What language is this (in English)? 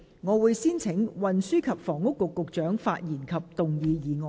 Cantonese